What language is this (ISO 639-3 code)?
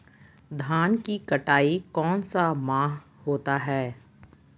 mag